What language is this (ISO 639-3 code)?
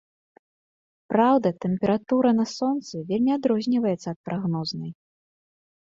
bel